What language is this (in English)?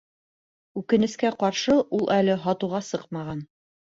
Bashkir